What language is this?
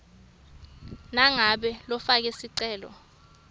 Swati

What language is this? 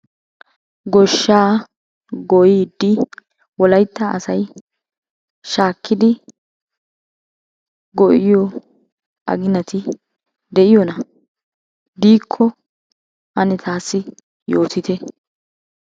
Wolaytta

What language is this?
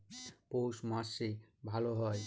Bangla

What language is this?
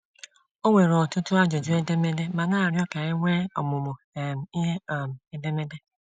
Igbo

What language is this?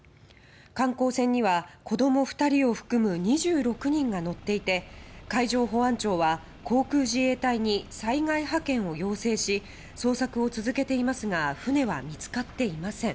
Japanese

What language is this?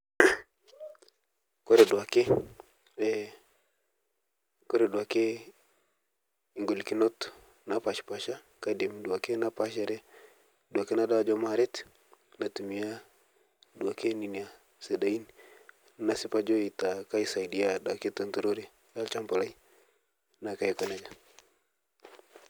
Masai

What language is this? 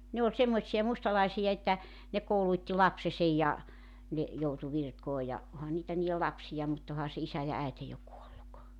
Finnish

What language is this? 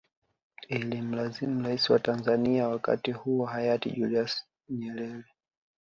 Swahili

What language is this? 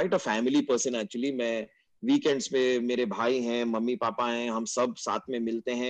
Hindi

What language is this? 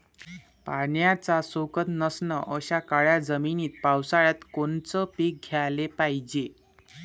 Marathi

